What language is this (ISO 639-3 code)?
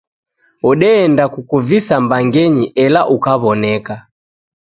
dav